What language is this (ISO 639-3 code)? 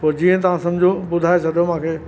snd